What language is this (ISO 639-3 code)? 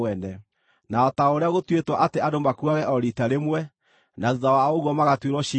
kik